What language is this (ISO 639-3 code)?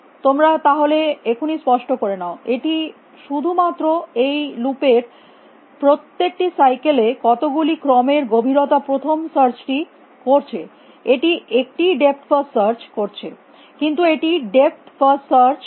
ben